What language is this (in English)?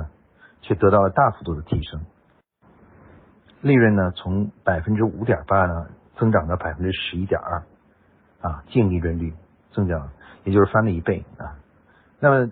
Chinese